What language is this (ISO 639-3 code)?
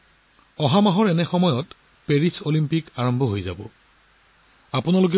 asm